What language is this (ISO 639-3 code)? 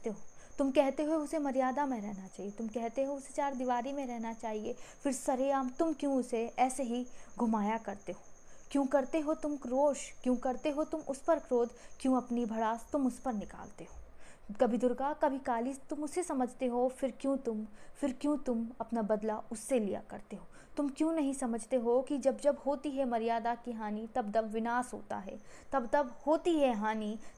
hin